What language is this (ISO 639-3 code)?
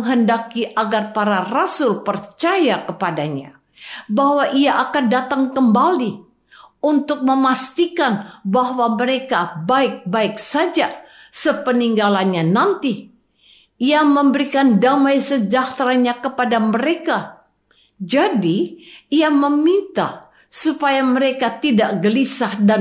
ind